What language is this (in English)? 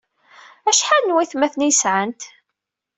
Kabyle